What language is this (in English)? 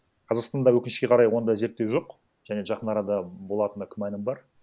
Kazakh